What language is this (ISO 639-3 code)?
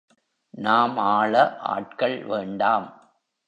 tam